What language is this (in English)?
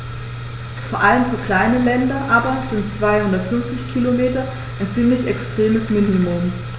German